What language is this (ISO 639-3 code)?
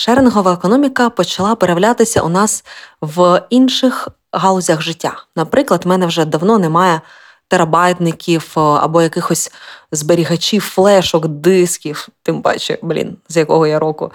ukr